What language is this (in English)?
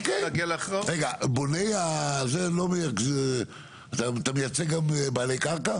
Hebrew